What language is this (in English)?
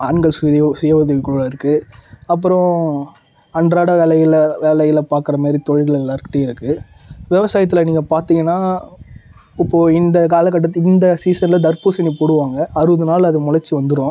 Tamil